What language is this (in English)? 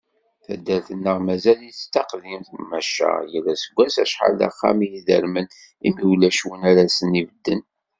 Kabyle